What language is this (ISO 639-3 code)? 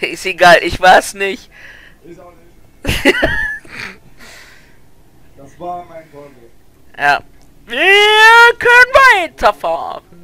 deu